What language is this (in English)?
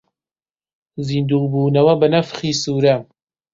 Central Kurdish